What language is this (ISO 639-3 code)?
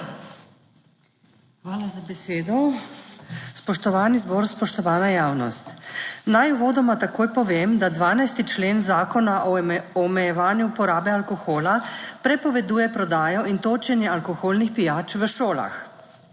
slv